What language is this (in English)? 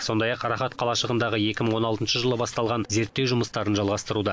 Kazakh